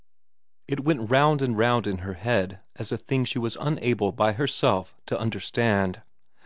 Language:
English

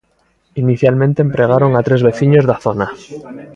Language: Galician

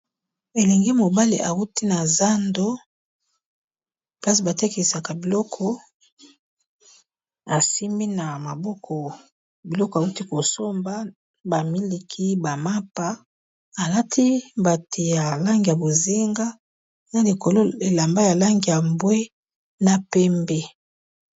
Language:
Lingala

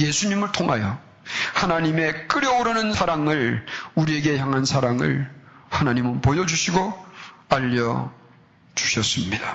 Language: Korean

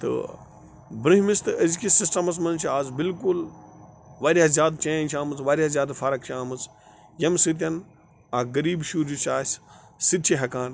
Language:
Kashmiri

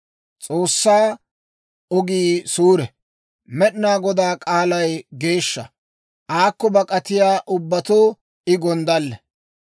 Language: Dawro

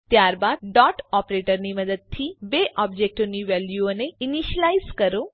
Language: Gujarati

